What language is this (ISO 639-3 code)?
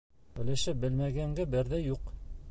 bak